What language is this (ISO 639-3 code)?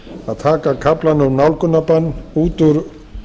isl